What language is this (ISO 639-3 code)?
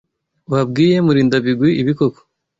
kin